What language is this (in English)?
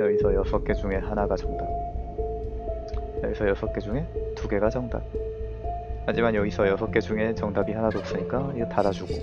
Korean